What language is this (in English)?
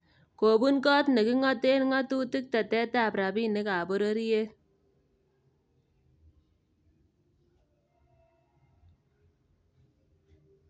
Kalenjin